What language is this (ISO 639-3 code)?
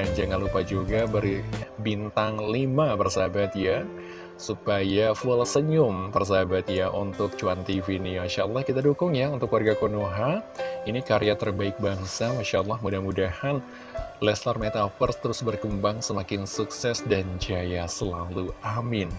ind